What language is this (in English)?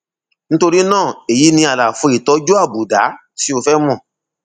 Yoruba